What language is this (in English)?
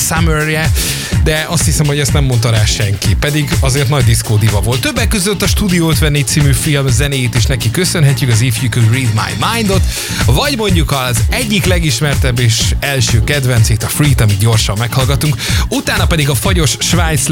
Hungarian